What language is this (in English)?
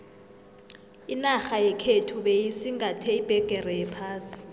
South Ndebele